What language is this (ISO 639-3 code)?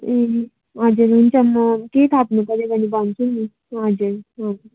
nep